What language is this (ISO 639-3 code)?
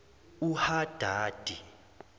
zul